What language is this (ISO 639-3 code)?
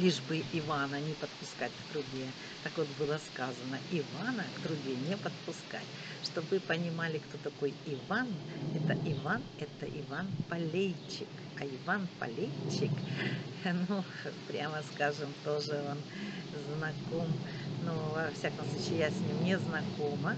rus